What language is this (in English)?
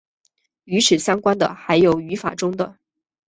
Chinese